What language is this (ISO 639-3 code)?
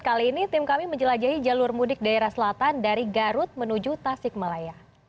ind